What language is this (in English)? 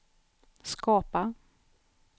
Swedish